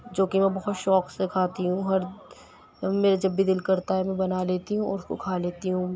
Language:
Urdu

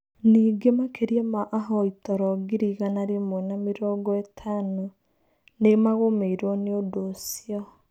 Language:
Kikuyu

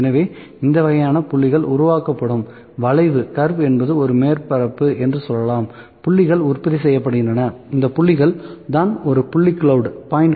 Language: Tamil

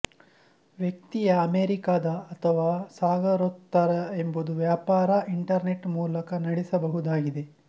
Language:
Kannada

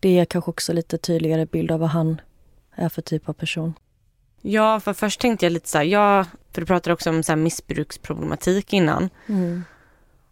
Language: Swedish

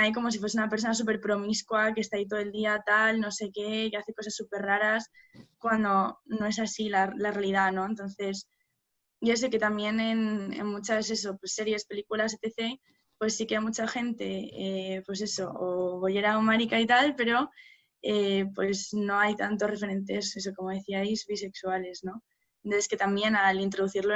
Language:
Spanish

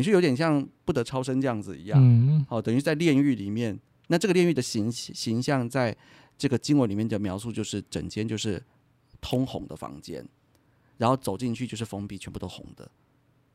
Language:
Chinese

